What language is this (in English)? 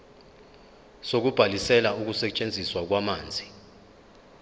Zulu